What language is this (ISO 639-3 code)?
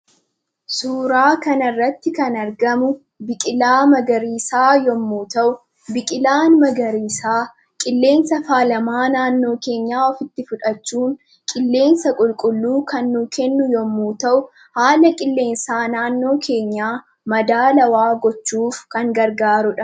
orm